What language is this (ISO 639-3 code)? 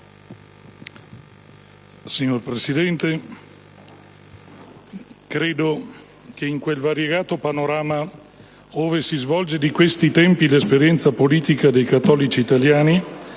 ita